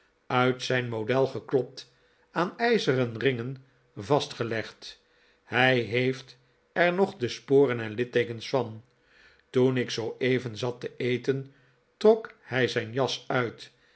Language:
Dutch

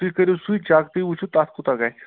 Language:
Kashmiri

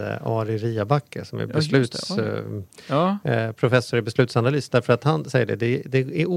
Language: Swedish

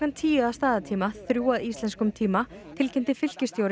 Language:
Icelandic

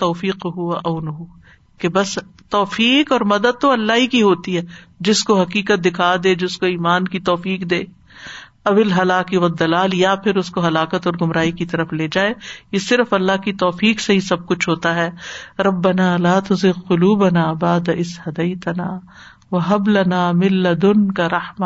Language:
Urdu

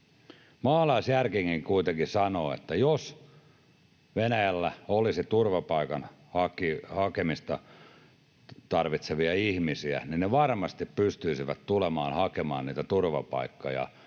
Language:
Finnish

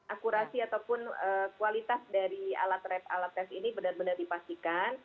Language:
Indonesian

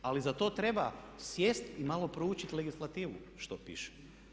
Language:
Croatian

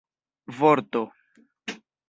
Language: Esperanto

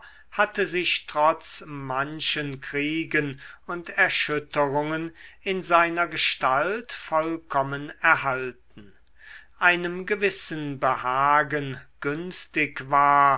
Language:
German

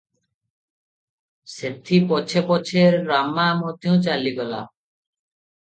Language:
Odia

